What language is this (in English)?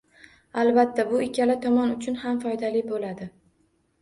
Uzbek